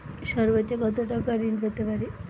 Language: Bangla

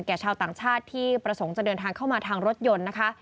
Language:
Thai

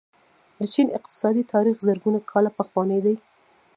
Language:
Pashto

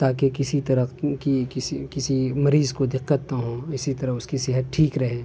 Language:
Urdu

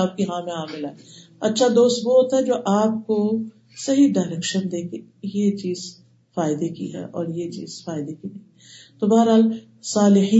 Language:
Urdu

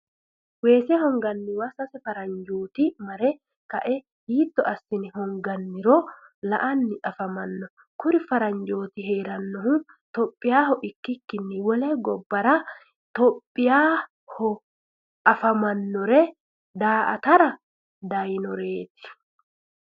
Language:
Sidamo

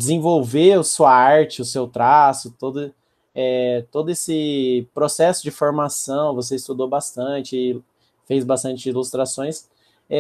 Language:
Portuguese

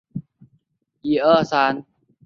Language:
Chinese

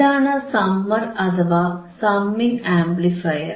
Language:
Malayalam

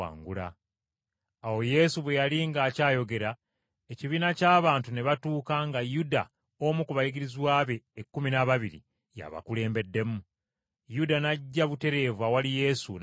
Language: Ganda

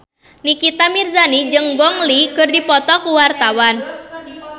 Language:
Sundanese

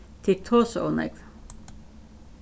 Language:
Faroese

